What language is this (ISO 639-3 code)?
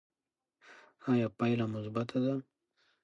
pus